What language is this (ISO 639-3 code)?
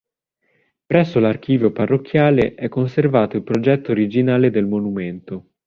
ita